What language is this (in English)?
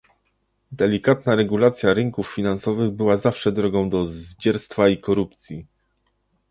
Polish